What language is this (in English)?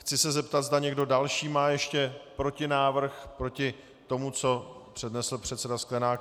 Czech